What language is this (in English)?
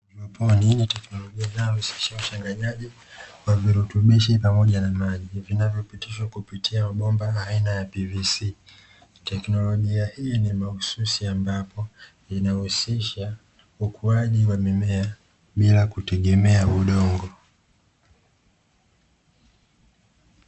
Swahili